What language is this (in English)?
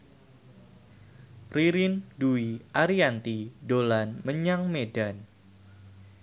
Javanese